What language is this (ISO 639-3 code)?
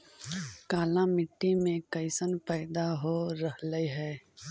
mag